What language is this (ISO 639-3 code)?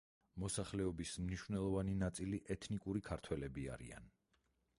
kat